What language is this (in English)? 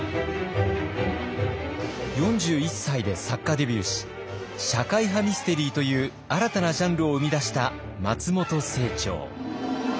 Japanese